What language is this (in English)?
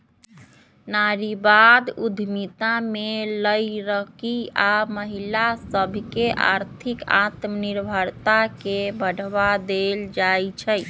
Magahi